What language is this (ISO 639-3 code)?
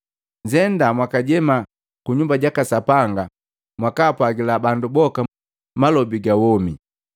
mgv